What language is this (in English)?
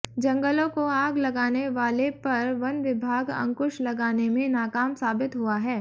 Hindi